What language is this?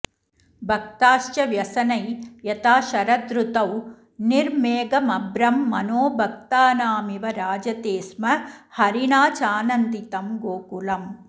Sanskrit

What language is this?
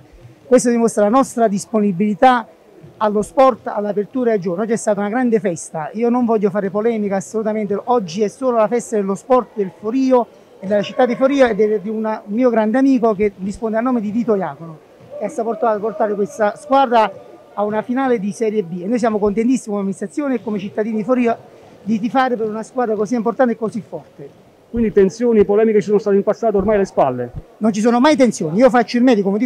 Italian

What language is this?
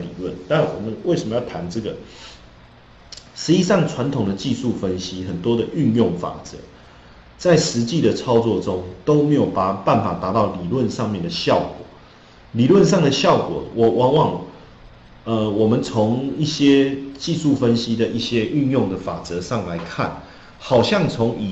Chinese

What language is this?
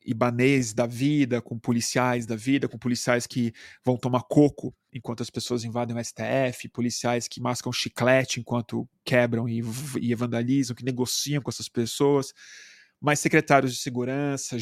Portuguese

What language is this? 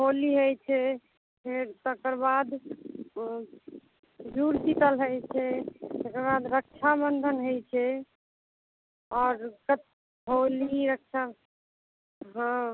Maithili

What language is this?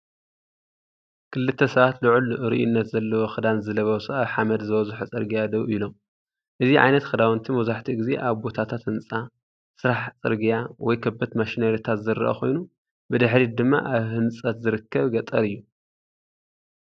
Tigrinya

